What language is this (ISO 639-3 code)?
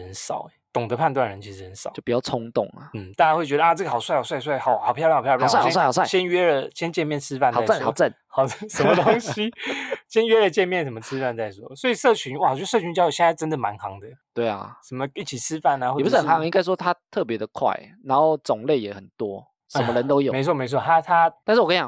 zho